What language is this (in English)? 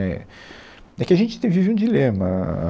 Portuguese